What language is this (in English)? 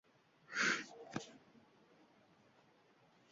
Uzbek